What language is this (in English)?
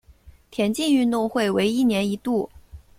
Chinese